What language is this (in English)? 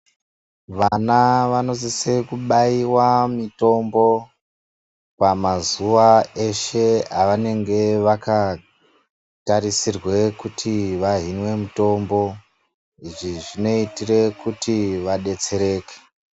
Ndau